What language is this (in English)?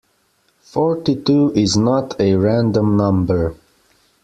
English